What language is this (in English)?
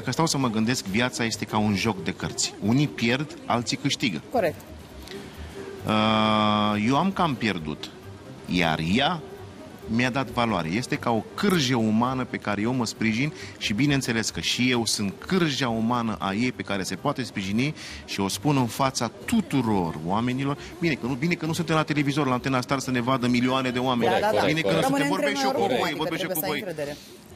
Romanian